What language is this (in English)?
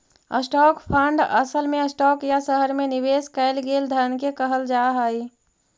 Magahi